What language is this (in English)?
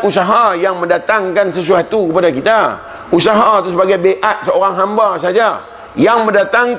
Malay